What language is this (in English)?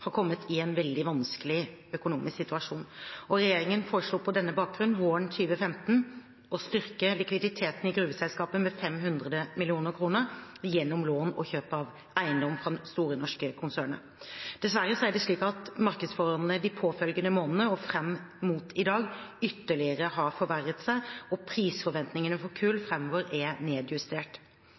Norwegian Bokmål